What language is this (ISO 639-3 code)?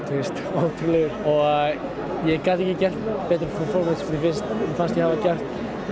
isl